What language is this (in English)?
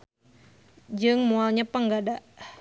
Sundanese